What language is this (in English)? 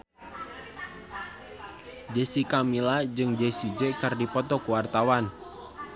Sundanese